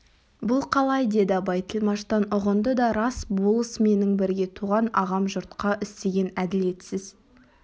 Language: Kazakh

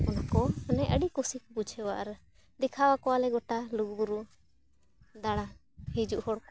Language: Santali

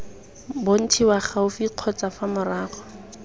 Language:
Tswana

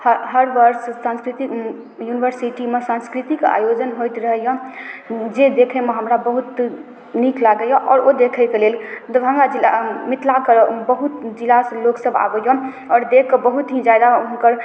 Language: Maithili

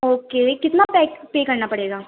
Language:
Urdu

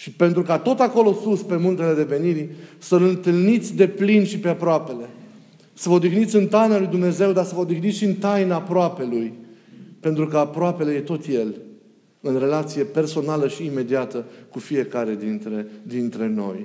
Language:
Romanian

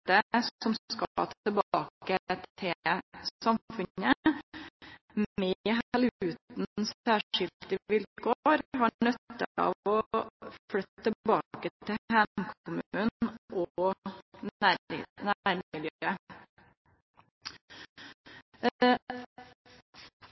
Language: Norwegian Nynorsk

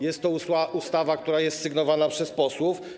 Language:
Polish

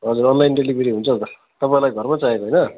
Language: Nepali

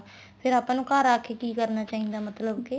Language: Punjabi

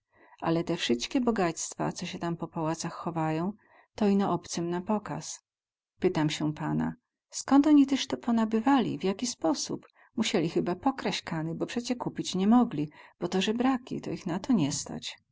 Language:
Polish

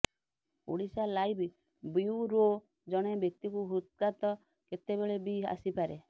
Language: Odia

